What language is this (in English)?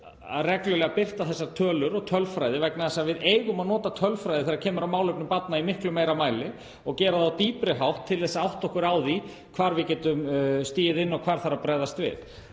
Icelandic